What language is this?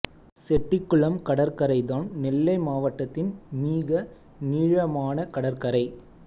Tamil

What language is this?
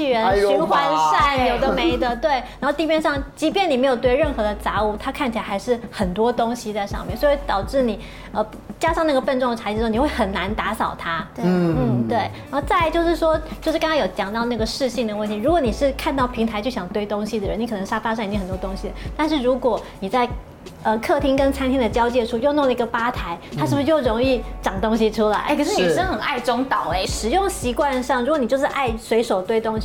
Chinese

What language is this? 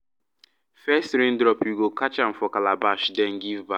Nigerian Pidgin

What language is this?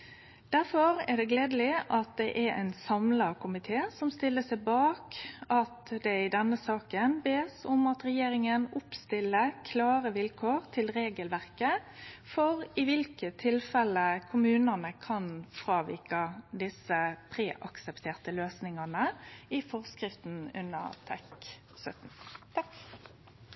Norwegian Nynorsk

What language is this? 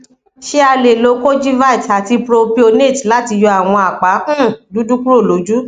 Yoruba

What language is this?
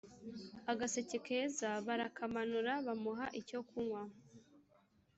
Kinyarwanda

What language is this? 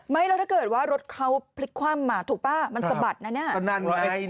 Thai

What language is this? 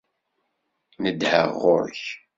Kabyle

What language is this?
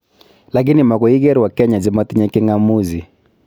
Kalenjin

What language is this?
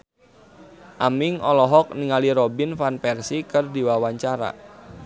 Sundanese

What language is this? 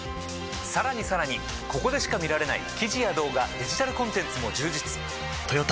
Japanese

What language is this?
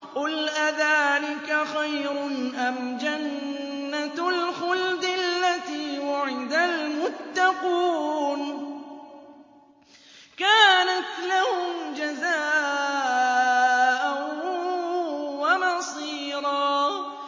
Arabic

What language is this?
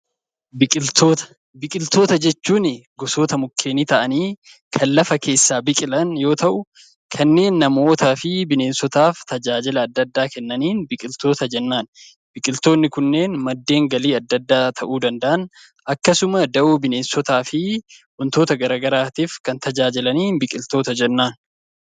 Oromo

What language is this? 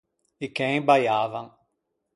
Ligurian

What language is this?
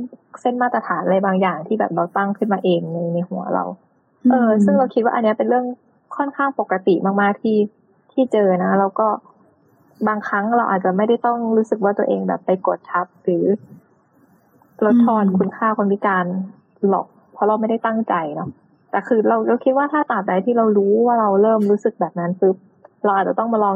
Thai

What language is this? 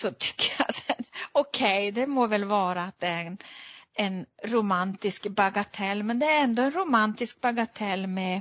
Swedish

